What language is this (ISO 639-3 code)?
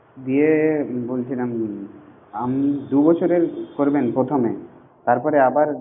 ben